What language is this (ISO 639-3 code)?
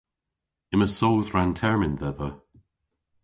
cor